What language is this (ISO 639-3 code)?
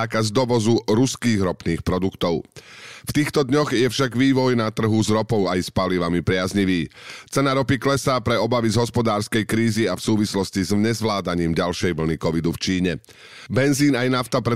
slk